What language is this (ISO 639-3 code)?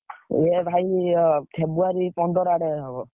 ori